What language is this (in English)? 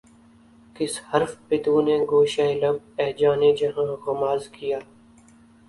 Urdu